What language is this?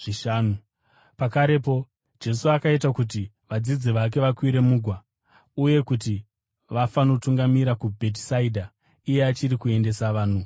Shona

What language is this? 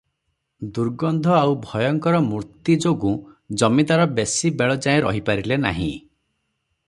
Odia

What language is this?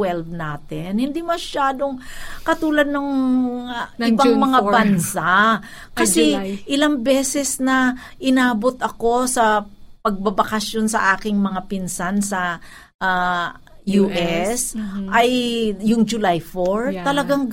Filipino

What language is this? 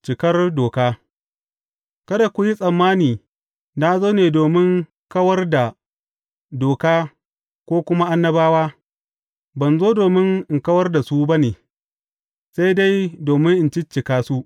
Hausa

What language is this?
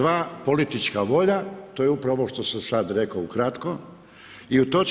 Croatian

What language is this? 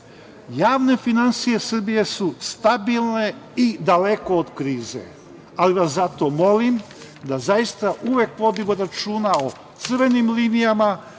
Serbian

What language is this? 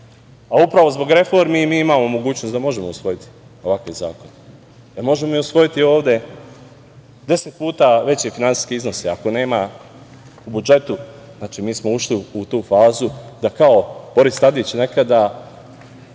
Serbian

